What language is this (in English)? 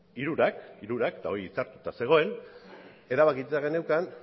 Basque